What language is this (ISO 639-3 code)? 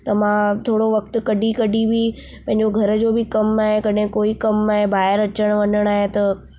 snd